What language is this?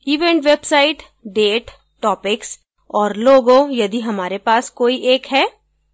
Hindi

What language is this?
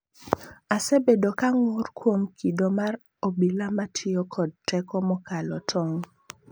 Luo (Kenya and Tanzania)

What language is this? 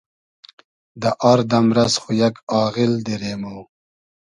Hazaragi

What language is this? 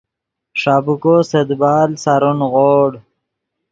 Yidgha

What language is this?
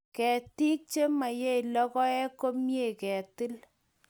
Kalenjin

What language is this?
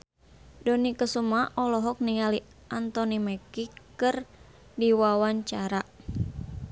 Sundanese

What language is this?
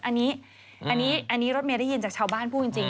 Thai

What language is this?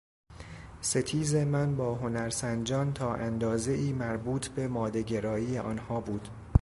Persian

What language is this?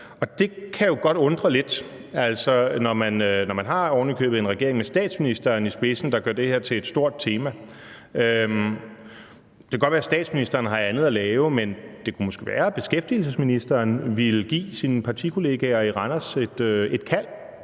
Danish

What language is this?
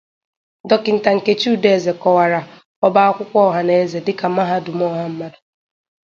Igbo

